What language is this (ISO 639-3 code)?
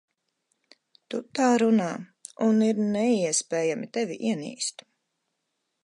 lav